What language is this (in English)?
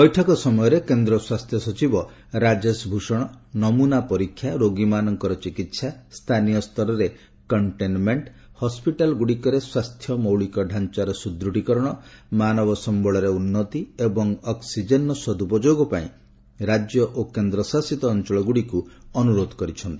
Odia